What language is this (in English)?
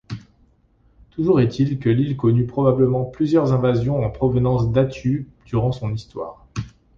French